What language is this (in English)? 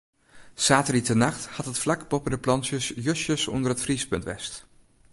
Western Frisian